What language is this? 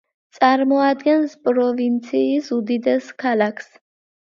Georgian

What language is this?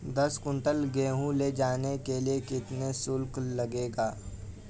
Hindi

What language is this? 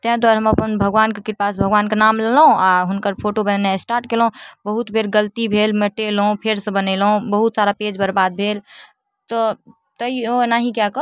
Maithili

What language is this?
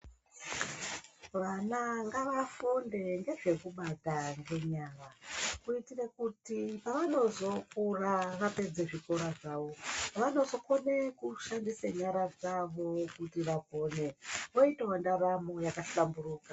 Ndau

